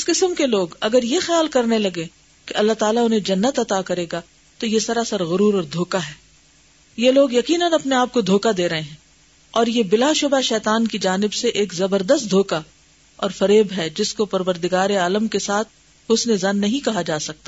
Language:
Urdu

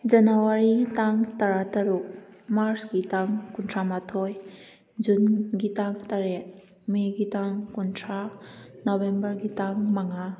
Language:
Manipuri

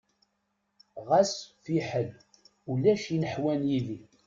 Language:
Kabyle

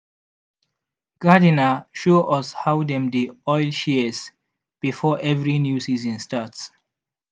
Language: Nigerian Pidgin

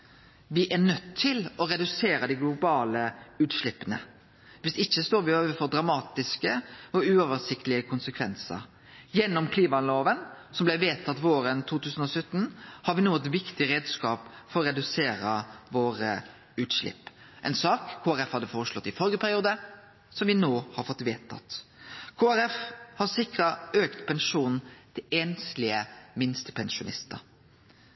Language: Norwegian Nynorsk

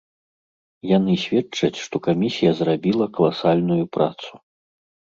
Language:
Belarusian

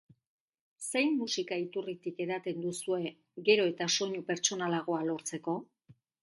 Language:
Basque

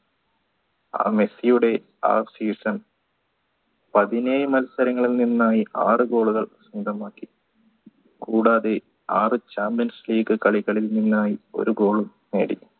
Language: Malayalam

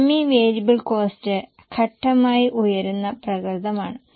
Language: Malayalam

